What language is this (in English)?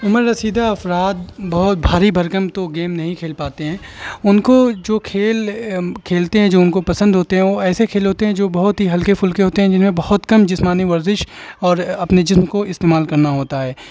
Urdu